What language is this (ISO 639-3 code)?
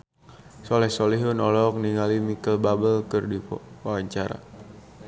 sun